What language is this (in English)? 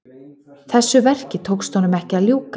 Icelandic